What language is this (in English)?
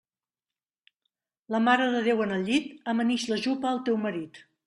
Catalan